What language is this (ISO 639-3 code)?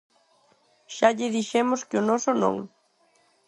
glg